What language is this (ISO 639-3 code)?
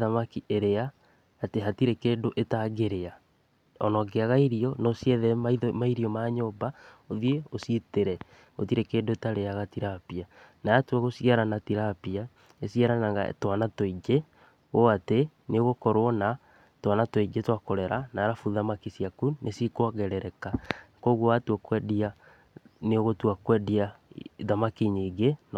kik